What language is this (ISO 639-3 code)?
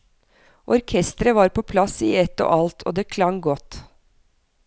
nor